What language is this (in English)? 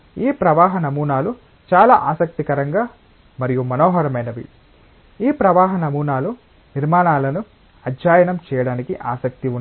Telugu